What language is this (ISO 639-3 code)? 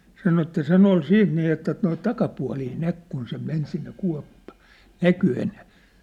fin